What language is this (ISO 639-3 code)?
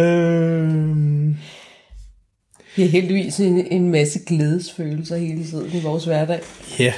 dan